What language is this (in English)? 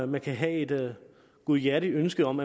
Danish